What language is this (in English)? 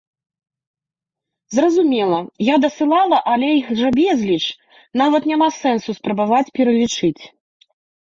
Belarusian